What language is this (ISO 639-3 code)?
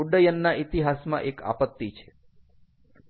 guj